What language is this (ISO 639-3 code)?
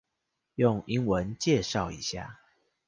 zho